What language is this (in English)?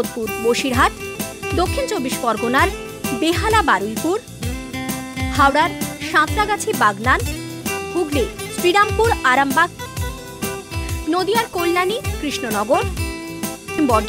Hindi